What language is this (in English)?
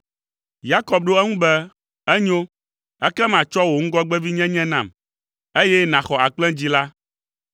Ewe